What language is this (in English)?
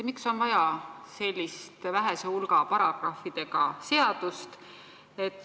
Estonian